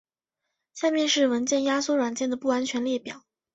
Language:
Chinese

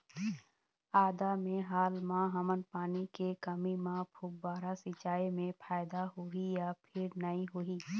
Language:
Chhattisgarhi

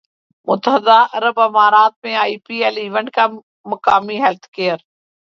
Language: Urdu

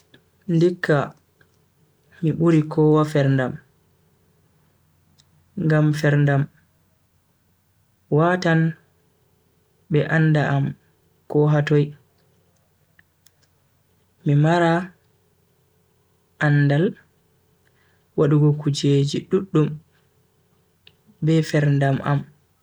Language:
Bagirmi Fulfulde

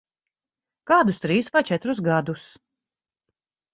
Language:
Latvian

